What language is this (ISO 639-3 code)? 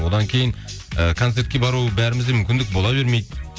kaz